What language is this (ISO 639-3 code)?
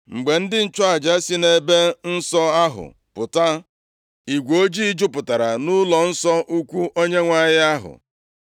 ibo